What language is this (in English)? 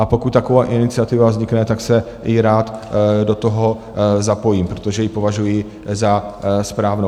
Czech